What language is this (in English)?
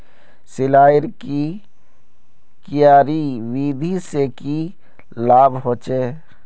Magahi